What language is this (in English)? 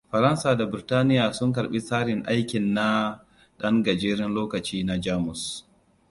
Hausa